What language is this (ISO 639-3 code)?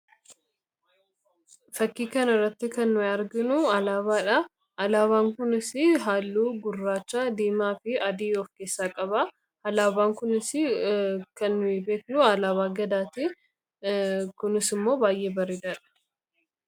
orm